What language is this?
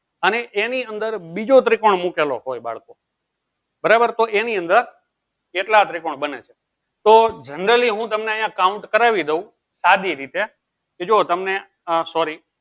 Gujarati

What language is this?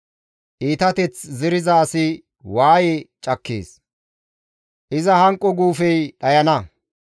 Gamo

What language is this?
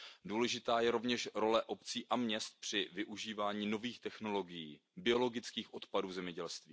Czech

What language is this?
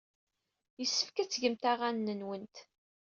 Kabyle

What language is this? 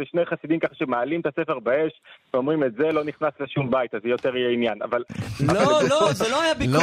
Hebrew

